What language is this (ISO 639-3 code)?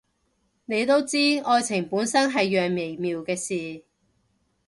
yue